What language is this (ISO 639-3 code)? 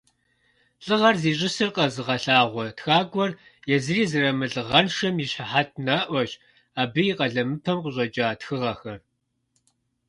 kbd